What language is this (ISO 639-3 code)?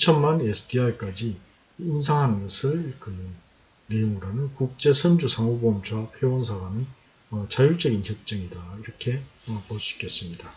kor